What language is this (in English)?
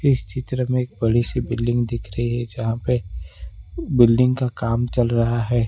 Hindi